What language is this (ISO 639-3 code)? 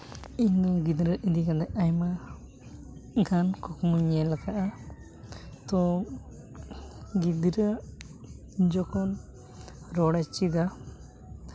sat